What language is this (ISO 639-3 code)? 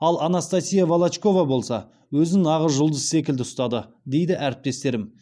kaz